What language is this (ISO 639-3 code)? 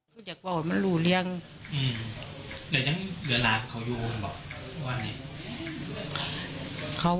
tha